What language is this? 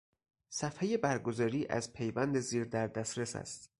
Persian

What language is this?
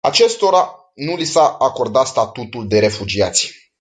Romanian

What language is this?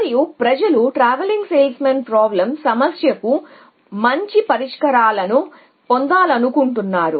Telugu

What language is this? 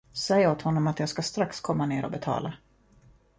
Swedish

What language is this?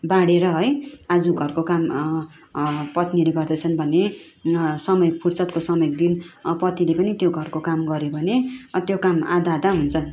Nepali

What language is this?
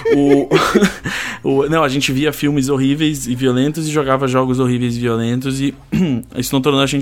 Portuguese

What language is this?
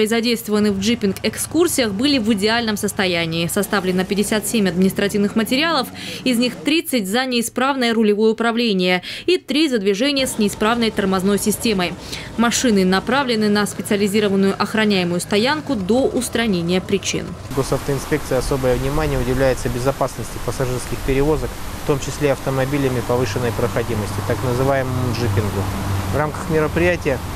Russian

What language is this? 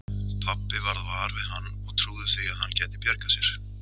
Icelandic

